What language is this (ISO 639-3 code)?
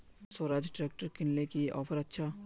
mag